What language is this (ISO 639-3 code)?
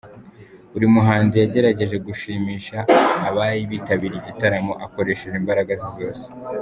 kin